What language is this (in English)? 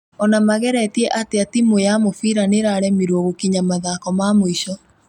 Kikuyu